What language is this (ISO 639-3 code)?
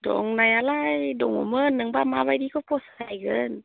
brx